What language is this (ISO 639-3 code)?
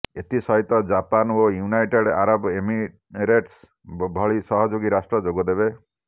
ori